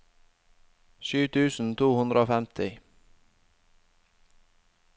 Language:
Norwegian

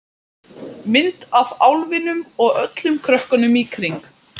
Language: Icelandic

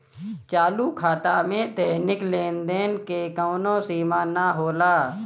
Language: Bhojpuri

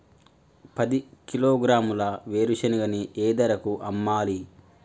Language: Telugu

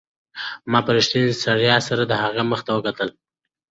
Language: Pashto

